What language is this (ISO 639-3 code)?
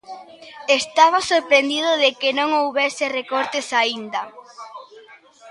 glg